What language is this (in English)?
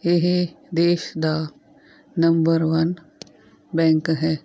Punjabi